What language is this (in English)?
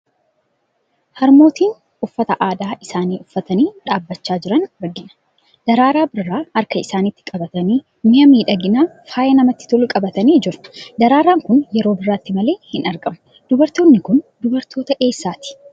Oromo